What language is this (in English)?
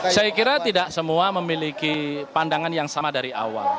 Indonesian